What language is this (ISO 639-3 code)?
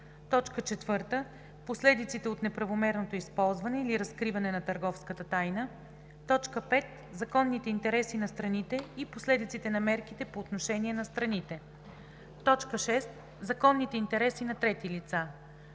bul